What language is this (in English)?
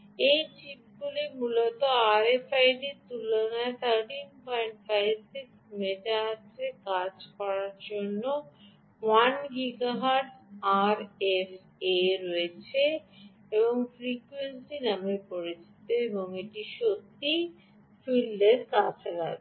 Bangla